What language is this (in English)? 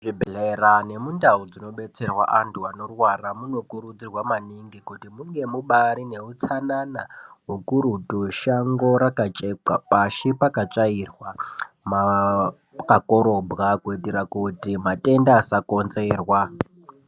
Ndau